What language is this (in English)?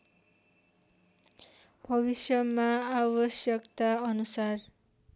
Nepali